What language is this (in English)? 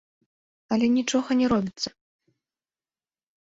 Belarusian